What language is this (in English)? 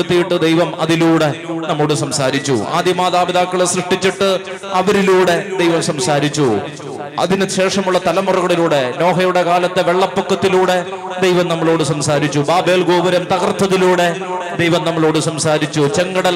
Malayalam